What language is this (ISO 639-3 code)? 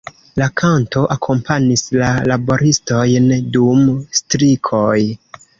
epo